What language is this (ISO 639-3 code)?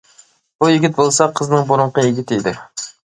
uig